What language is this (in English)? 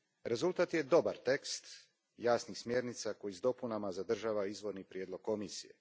Croatian